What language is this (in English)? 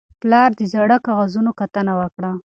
Pashto